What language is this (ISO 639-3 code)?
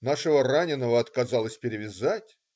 rus